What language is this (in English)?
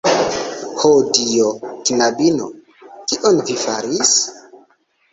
Esperanto